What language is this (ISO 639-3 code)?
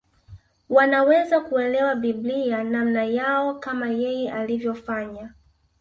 swa